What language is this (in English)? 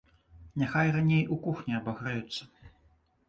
Belarusian